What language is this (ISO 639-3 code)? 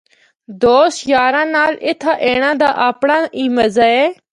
hno